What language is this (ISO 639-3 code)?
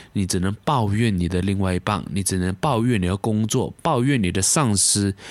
zho